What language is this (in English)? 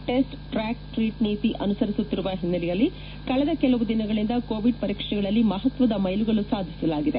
Kannada